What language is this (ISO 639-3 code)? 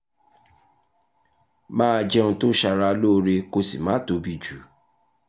yor